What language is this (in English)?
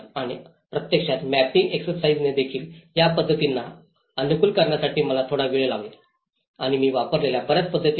Marathi